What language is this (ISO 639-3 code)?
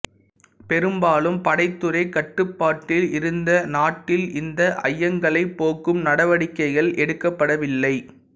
tam